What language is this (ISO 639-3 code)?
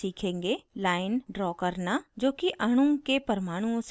hin